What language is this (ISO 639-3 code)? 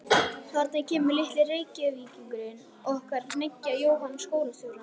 isl